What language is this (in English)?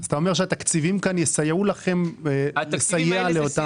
Hebrew